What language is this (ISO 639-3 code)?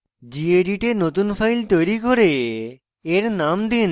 ben